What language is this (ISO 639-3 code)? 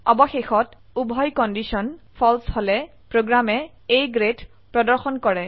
asm